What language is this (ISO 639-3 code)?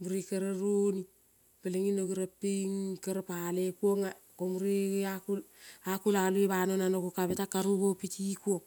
kol